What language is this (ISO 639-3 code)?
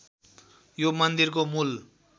nep